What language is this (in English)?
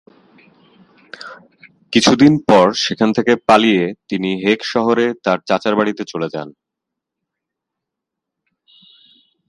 Bangla